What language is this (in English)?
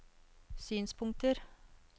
Norwegian